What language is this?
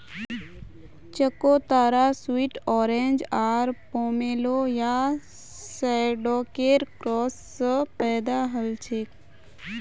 Magahi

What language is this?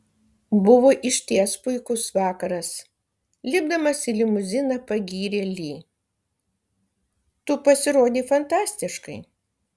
Lithuanian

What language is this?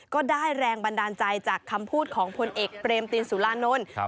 Thai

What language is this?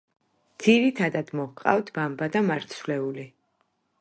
Georgian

